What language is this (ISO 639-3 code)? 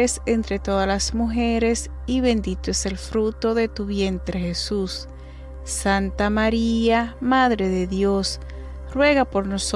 spa